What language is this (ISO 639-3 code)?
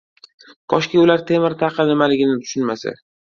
uzb